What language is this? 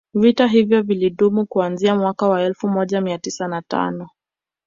Swahili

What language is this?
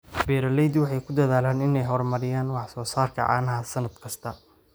Somali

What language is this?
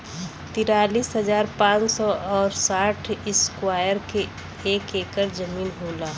Bhojpuri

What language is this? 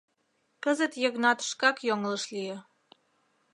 Mari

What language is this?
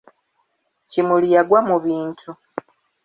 Ganda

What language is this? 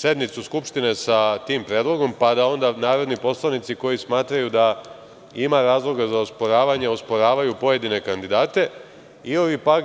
Serbian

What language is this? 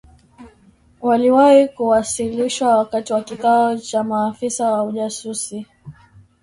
Swahili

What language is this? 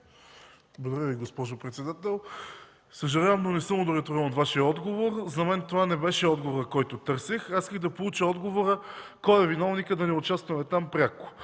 Bulgarian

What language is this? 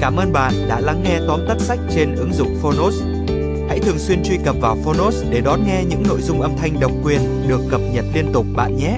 Vietnamese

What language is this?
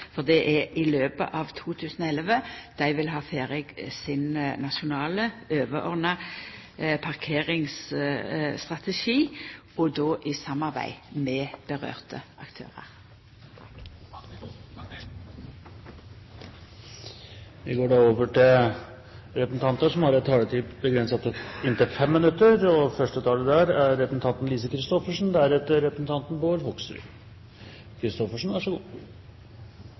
Norwegian Nynorsk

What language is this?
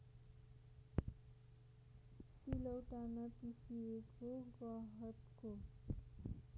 Nepali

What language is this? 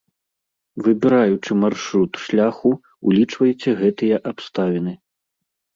Belarusian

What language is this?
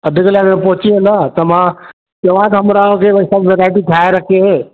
Sindhi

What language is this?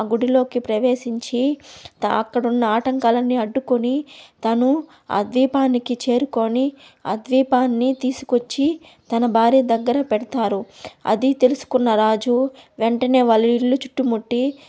Telugu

